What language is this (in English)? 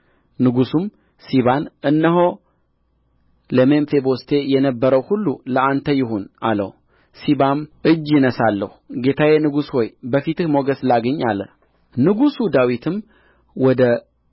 Amharic